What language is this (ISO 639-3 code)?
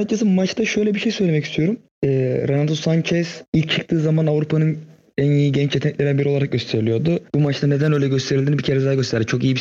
tur